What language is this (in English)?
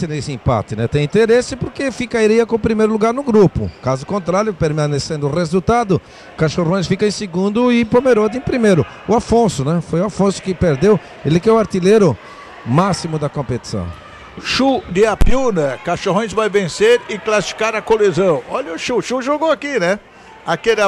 Portuguese